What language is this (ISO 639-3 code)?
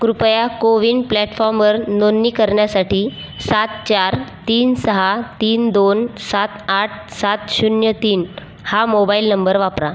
mar